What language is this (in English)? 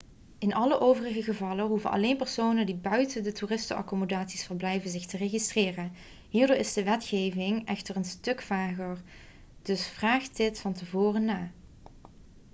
Dutch